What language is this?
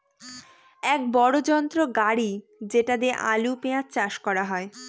Bangla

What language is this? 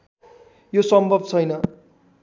Nepali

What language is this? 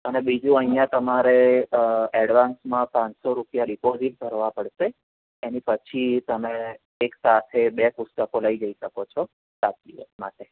Gujarati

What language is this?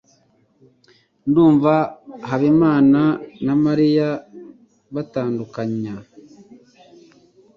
Kinyarwanda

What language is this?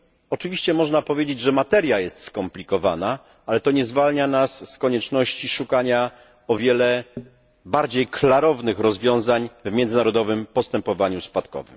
Polish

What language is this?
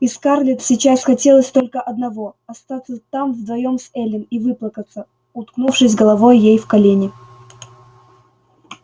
Russian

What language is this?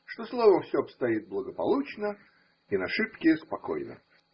Russian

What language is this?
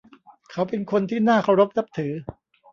Thai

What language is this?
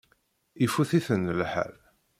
Kabyle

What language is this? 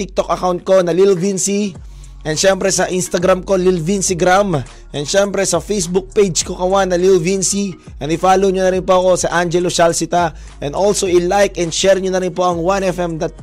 Filipino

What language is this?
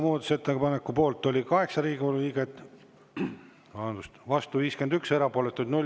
Estonian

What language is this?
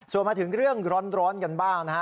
Thai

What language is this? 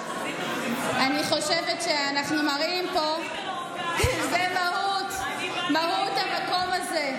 Hebrew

